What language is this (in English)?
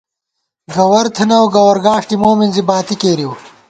Gawar-Bati